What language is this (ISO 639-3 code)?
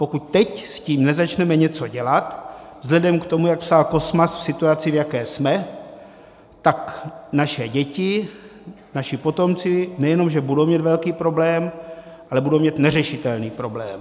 ces